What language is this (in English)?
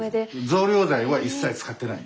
Japanese